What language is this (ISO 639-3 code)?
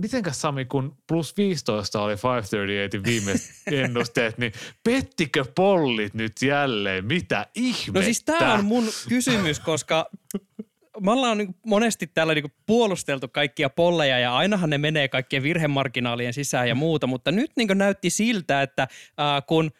fin